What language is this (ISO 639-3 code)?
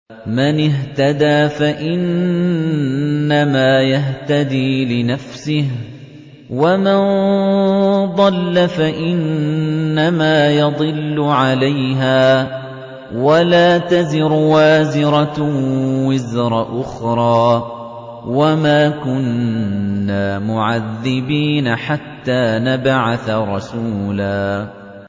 ara